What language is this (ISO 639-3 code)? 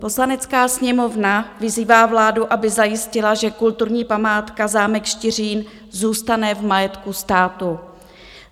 ces